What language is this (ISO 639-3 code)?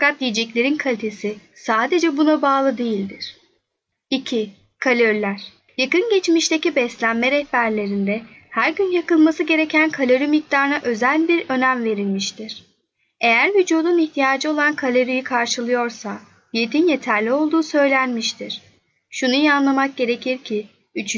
tur